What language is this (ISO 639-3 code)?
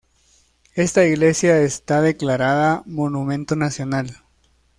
spa